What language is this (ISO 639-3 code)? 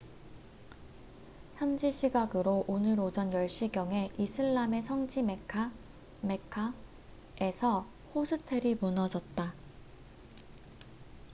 kor